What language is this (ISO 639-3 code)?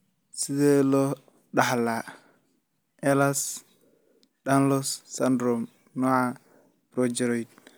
som